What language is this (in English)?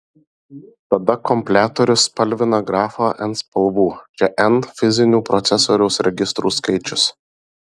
Lithuanian